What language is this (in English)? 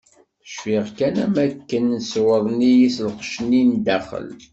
Kabyle